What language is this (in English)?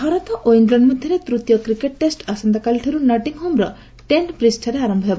Odia